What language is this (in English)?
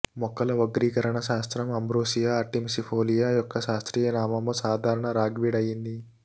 Telugu